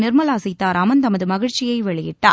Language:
Tamil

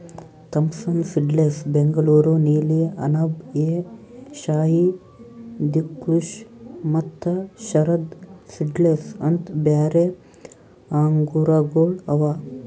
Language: Kannada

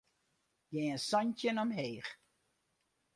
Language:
Western Frisian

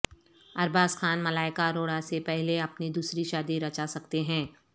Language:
Urdu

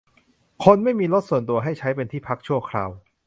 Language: Thai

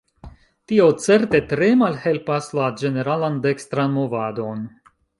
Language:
Esperanto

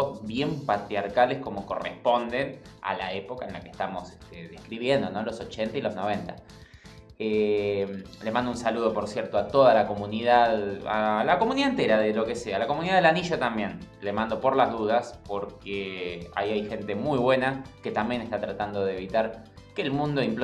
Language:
Spanish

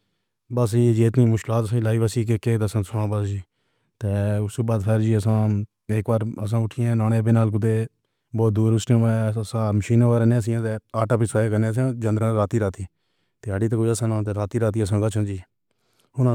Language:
Pahari-Potwari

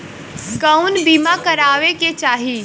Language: Bhojpuri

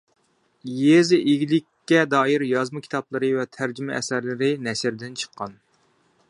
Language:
Uyghur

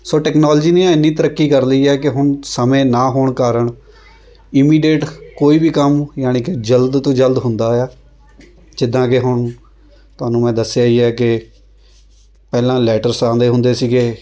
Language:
Punjabi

